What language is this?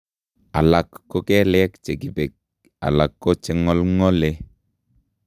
Kalenjin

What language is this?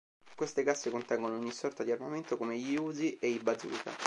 Italian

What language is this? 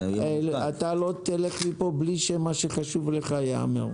Hebrew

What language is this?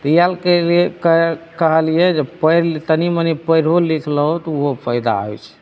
Maithili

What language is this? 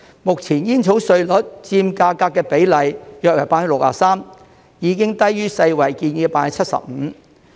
Cantonese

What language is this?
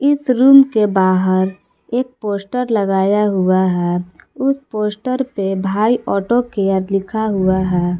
Hindi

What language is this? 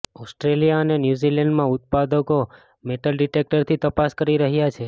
Gujarati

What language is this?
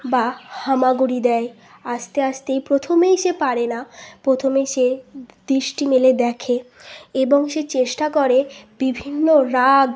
Bangla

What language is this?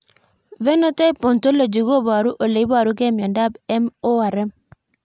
Kalenjin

